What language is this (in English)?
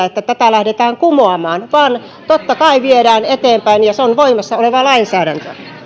Finnish